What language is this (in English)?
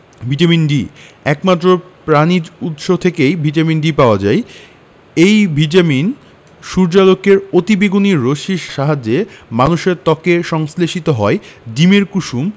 Bangla